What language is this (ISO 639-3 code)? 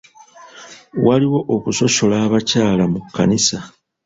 lug